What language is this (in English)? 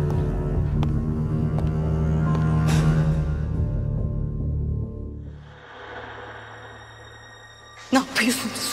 Turkish